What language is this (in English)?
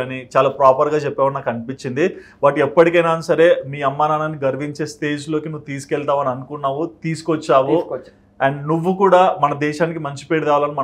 Telugu